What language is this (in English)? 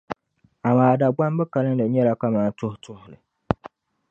Dagbani